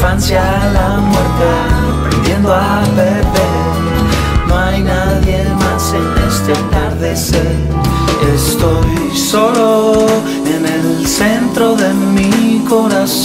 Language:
Spanish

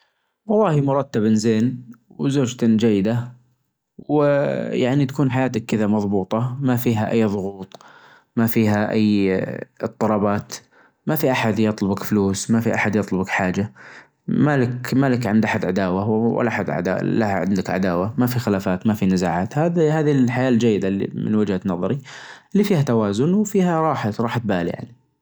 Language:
Najdi Arabic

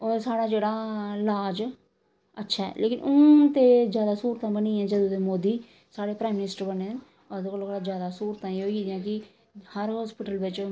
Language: Dogri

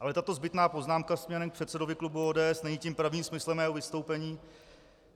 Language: Czech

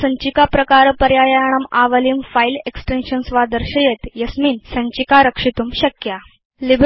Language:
Sanskrit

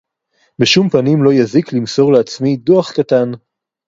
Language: Hebrew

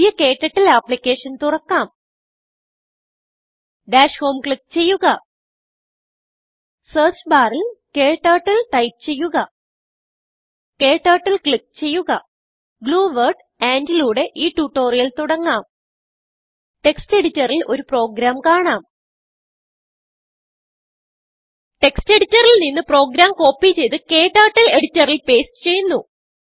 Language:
Malayalam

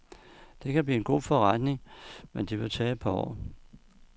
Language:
Danish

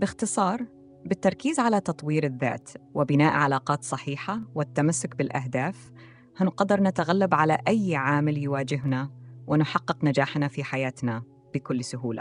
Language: Arabic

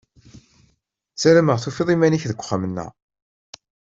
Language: Kabyle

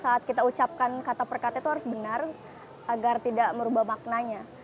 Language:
Indonesian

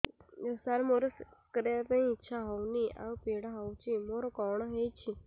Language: Odia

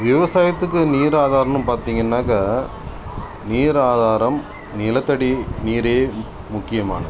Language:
Tamil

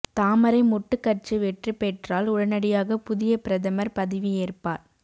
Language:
Tamil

